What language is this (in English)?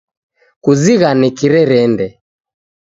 Taita